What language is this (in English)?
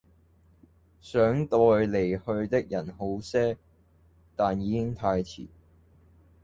Cantonese